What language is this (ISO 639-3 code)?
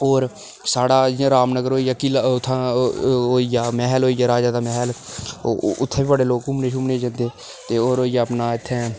doi